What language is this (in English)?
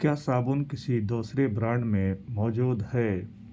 Urdu